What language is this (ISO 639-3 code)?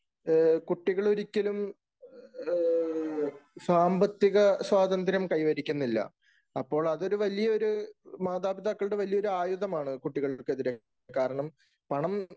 mal